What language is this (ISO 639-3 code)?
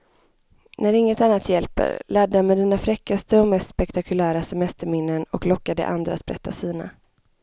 swe